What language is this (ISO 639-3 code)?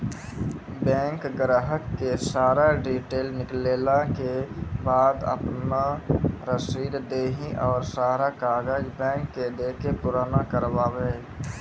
mai